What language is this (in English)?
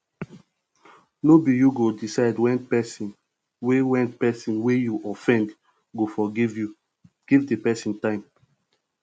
Nigerian Pidgin